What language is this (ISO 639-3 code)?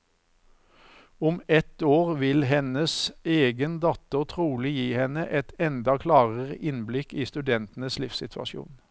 nor